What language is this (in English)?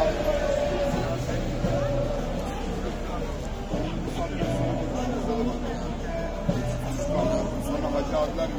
Turkish